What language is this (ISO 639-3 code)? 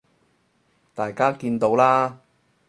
yue